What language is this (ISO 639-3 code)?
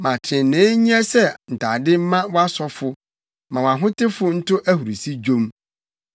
aka